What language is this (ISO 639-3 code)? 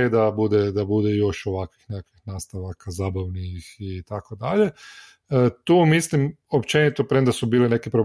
hrv